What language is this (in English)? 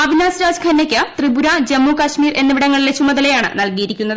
Malayalam